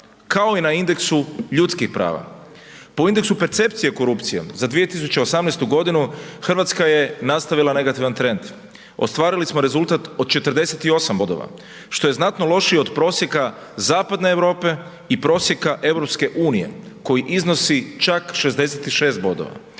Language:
Croatian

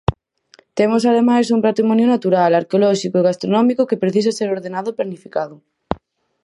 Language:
Galician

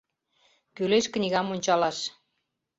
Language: Mari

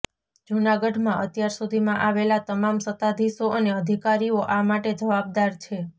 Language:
Gujarati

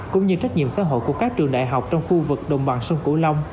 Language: Vietnamese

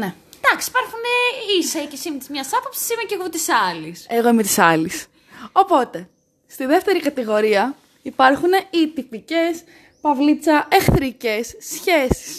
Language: Greek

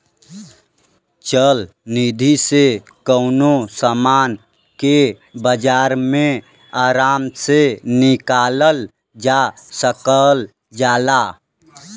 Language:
Bhojpuri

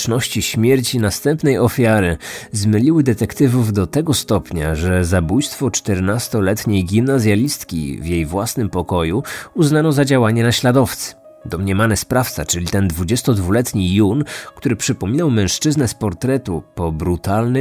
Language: Polish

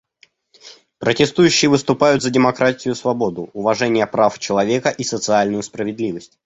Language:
Russian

